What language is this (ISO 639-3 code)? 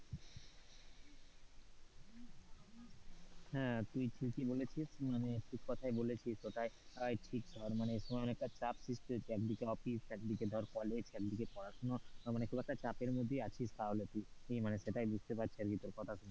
ben